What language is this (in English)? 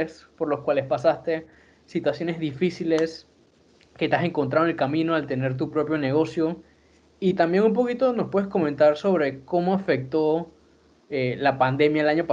Spanish